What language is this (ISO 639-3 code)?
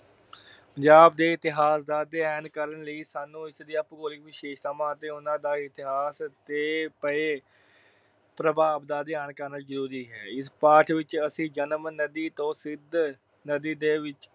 pan